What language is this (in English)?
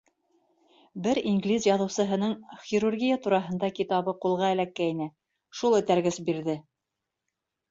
Bashkir